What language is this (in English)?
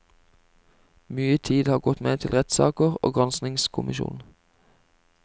Norwegian